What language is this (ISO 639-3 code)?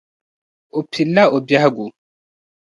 dag